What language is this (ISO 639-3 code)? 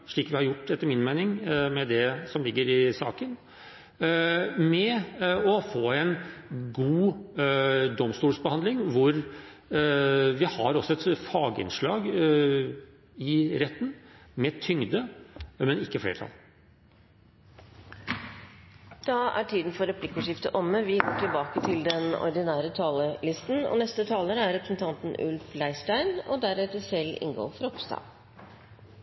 nor